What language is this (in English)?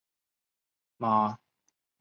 Chinese